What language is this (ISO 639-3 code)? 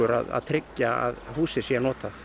isl